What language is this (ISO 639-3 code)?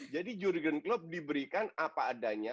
ind